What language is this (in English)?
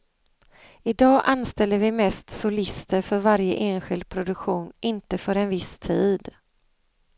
Swedish